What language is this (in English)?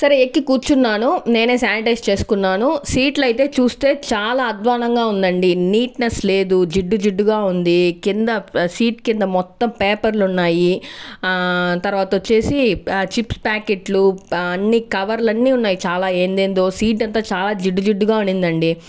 Telugu